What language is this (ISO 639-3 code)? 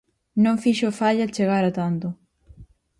glg